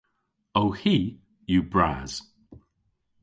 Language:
Cornish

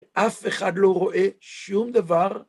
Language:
Hebrew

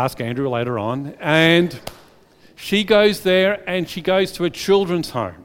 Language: English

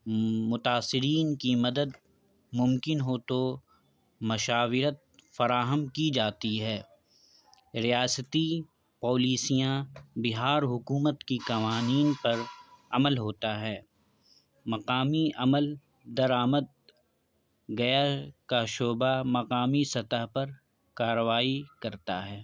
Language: Urdu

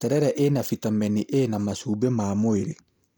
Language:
Kikuyu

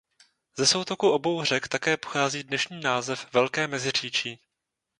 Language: Czech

